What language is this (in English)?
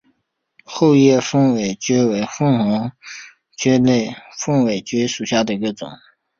Chinese